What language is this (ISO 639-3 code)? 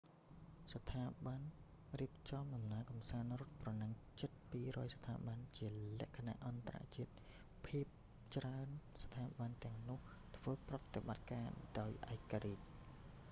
khm